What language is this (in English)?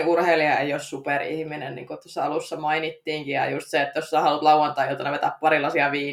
Finnish